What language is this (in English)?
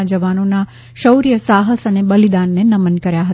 Gujarati